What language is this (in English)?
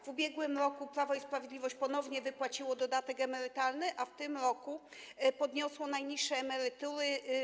Polish